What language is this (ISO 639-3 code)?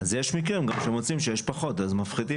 heb